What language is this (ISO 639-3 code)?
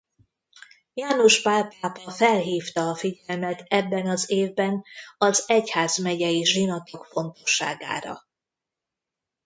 hun